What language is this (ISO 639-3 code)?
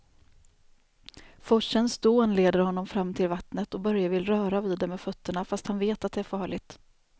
swe